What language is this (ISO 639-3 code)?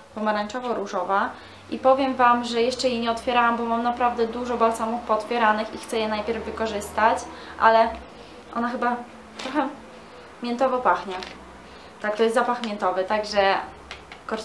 pol